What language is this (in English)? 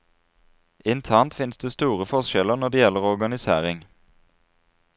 Norwegian